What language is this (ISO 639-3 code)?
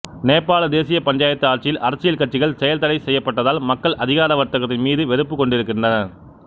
tam